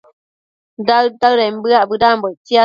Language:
Matsés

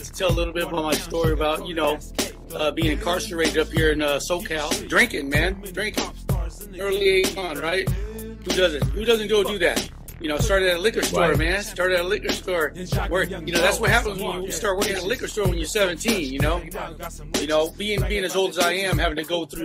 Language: English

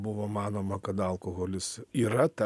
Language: Lithuanian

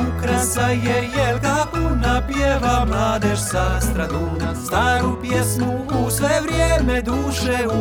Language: Croatian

